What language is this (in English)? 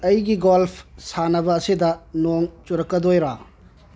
Manipuri